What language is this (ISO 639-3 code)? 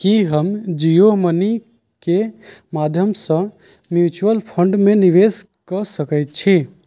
mai